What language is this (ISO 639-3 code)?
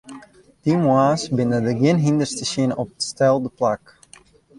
fry